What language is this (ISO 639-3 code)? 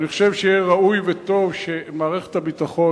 heb